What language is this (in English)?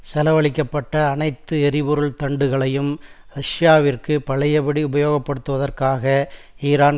Tamil